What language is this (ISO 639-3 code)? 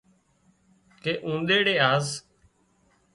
kxp